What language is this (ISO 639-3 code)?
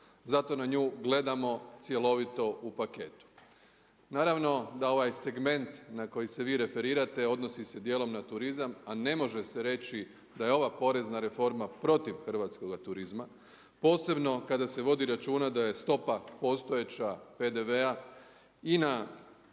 hrv